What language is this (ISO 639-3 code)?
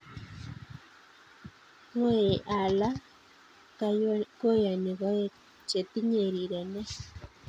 kln